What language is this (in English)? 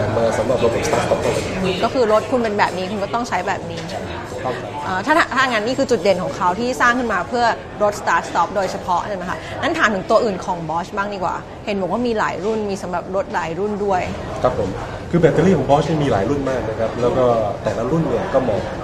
Thai